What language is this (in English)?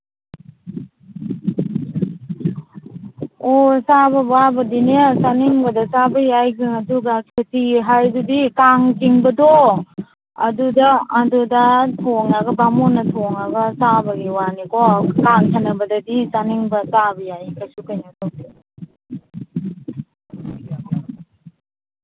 Manipuri